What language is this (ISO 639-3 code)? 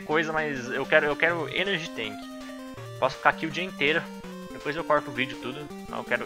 por